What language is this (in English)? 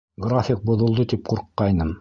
Bashkir